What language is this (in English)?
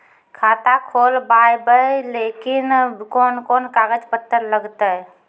Maithili